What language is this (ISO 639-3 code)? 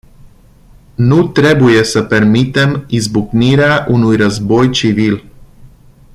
ron